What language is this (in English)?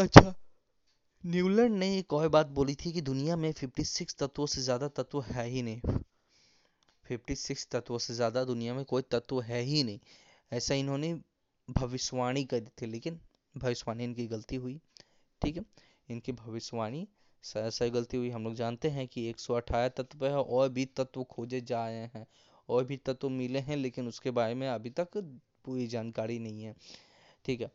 Hindi